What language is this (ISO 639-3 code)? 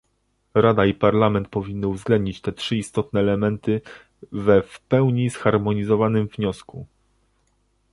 pol